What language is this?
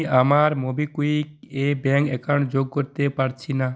Bangla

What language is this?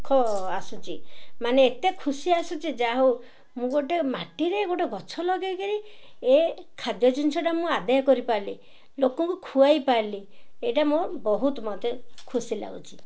Odia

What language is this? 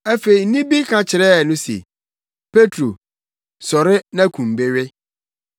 Akan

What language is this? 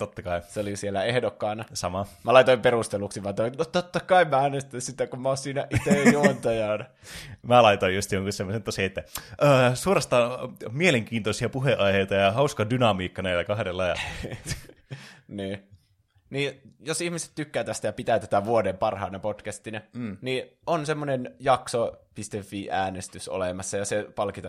Finnish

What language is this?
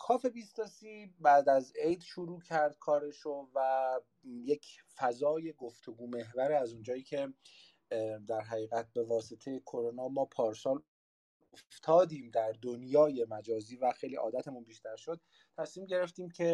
Persian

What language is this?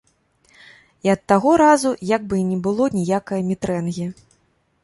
Belarusian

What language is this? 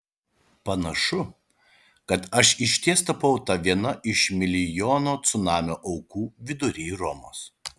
Lithuanian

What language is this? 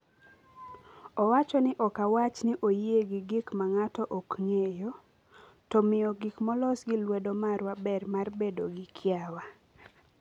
Luo (Kenya and Tanzania)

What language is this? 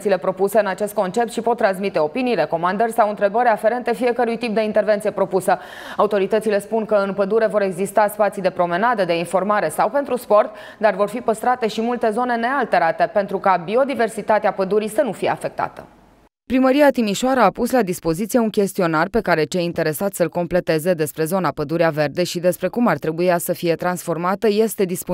Romanian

